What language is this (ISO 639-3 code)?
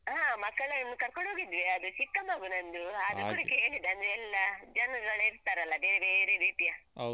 kan